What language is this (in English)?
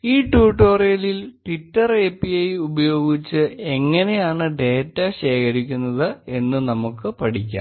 Malayalam